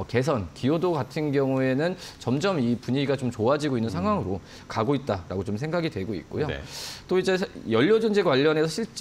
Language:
Korean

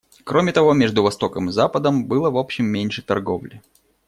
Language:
Russian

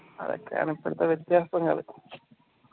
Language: Malayalam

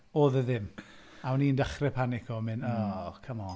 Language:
Welsh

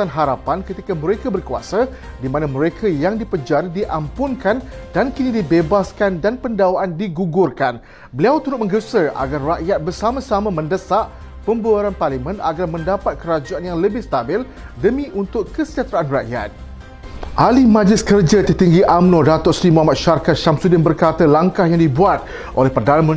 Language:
Malay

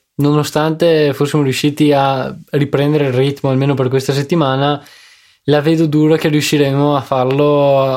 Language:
Italian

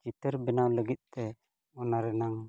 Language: Santali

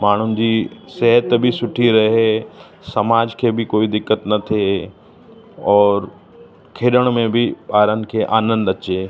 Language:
Sindhi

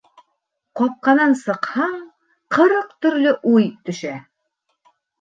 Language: Bashkir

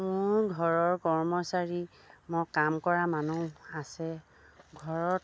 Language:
Assamese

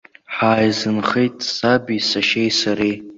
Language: Abkhazian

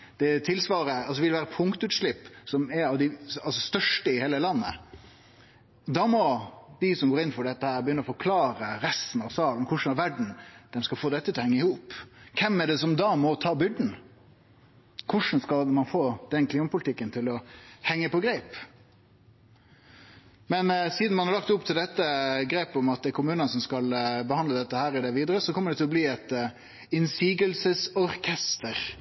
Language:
Norwegian Nynorsk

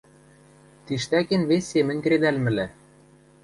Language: Western Mari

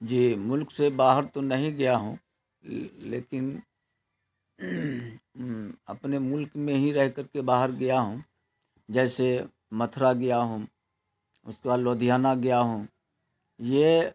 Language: Urdu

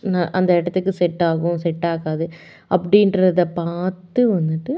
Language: Tamil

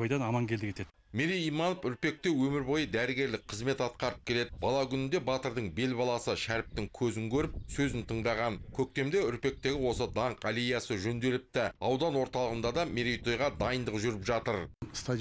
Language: Turkish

